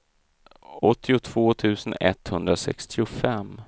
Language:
Swedish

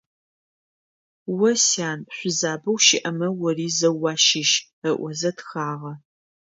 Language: Adyghe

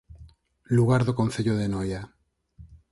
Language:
Galician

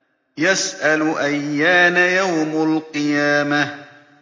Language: Arabic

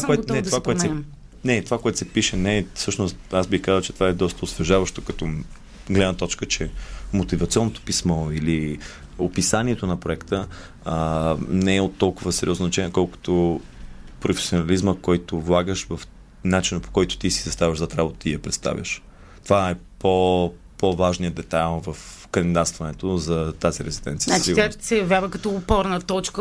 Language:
Bulgarian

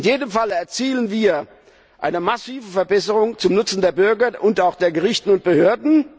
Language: German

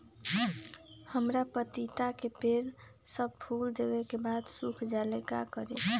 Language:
Magahi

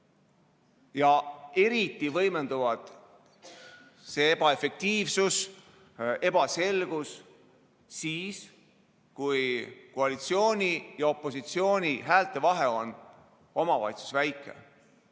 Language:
Estonian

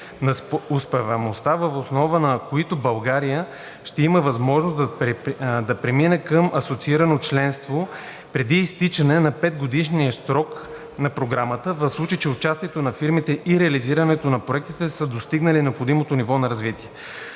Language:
Bulgarian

